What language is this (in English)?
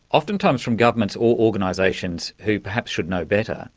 English